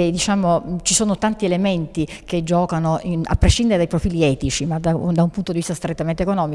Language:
Italian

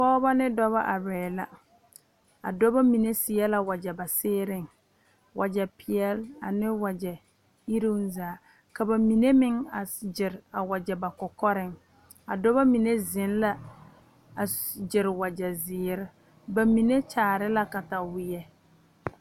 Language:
Southern Dagaare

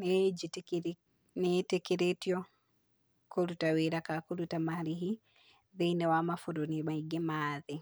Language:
Kikuyu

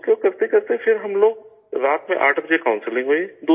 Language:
Urdu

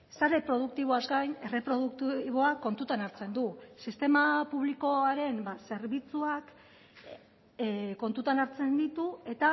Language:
Basque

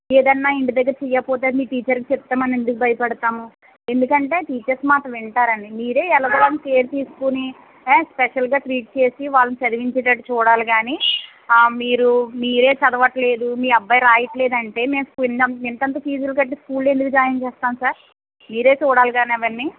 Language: Telugu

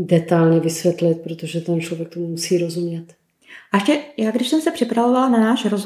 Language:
Czech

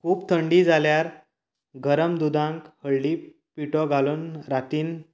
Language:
Konkani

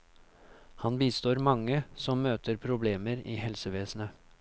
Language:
Norwegian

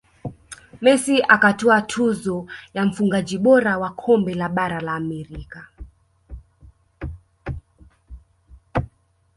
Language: Swahili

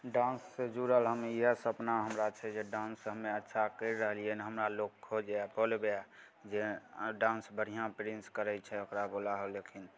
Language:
Maithili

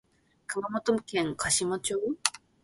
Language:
Japanese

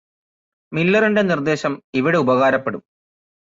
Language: Malayalam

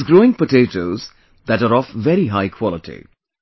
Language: English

